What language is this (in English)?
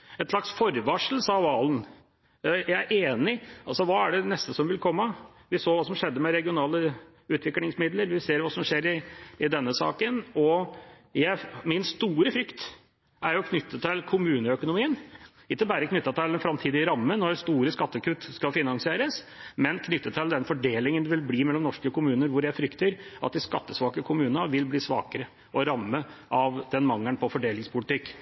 Norwegian Bokmål